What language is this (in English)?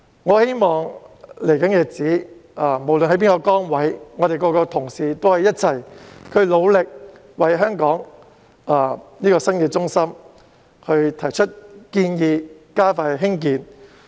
Cantonese